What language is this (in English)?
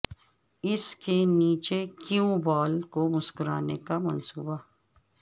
Urdu